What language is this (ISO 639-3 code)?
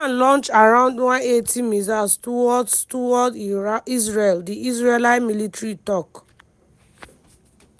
pcm